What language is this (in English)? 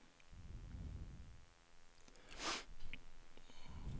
Swedish